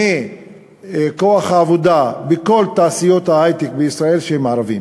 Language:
Hebrew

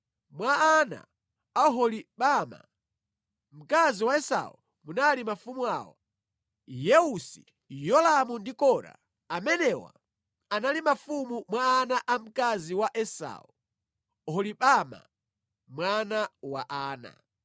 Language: Nyanja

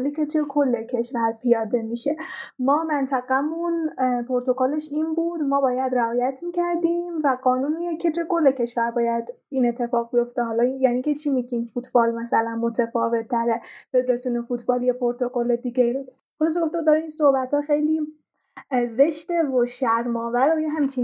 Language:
Persian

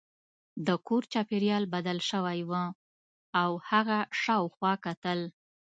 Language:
Pashto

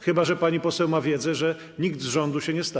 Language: Polish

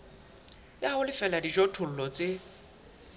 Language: Southern Sotho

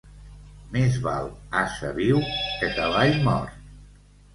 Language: Catalan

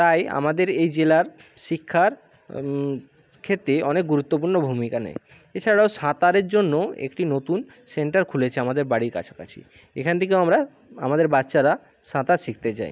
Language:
Bangla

